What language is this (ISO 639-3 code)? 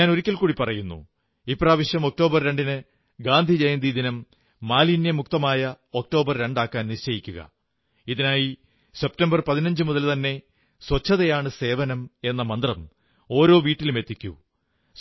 mal